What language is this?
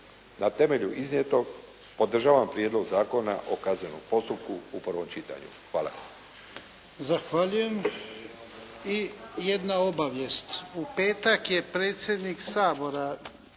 Croatian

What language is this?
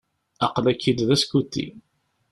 Kabyle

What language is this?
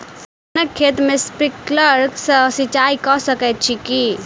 Maithili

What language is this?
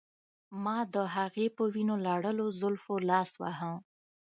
Pashto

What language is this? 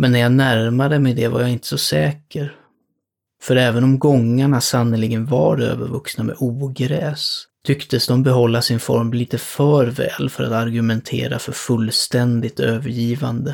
Swedish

